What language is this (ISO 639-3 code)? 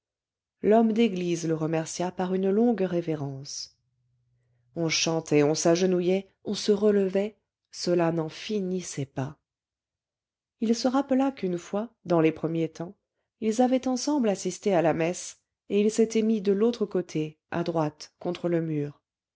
fra